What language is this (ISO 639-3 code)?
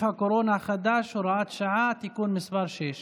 heb